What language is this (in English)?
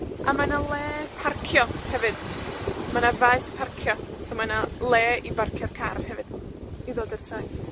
Welsh